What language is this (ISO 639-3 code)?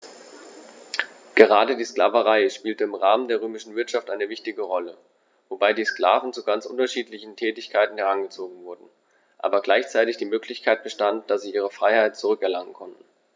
deu